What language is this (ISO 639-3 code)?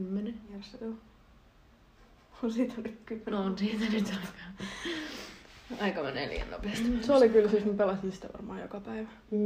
fin